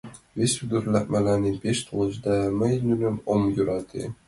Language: Mari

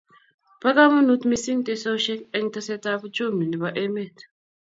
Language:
Kalenjin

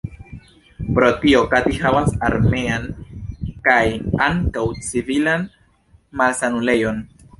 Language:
Esperanto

